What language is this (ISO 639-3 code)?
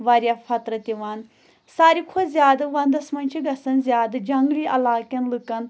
kas